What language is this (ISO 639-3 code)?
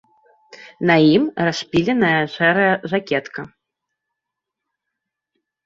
bel